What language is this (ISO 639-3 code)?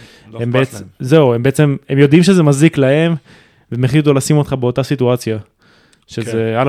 heb